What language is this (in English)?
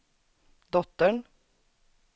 Swedish